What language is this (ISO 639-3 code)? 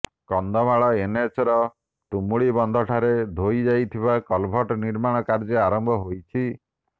ori